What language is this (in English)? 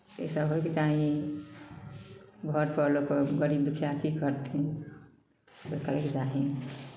Maithili